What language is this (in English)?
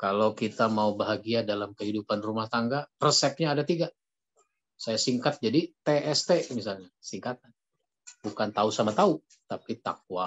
Indonesian